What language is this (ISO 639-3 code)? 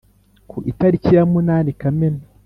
kin